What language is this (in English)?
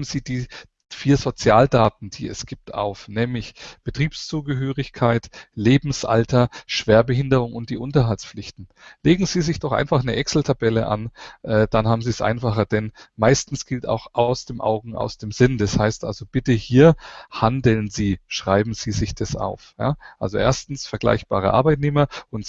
German